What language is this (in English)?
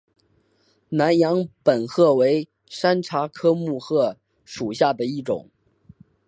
Chinese